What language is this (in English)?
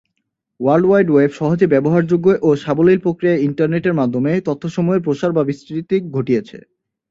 Bangla